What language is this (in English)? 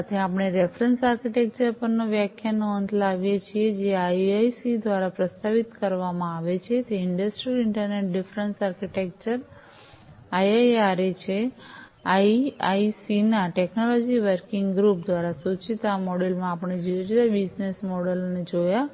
Gujarati